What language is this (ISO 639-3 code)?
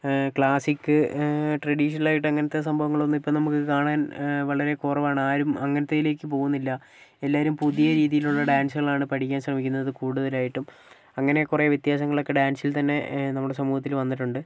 mal